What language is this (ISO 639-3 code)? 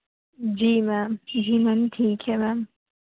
urd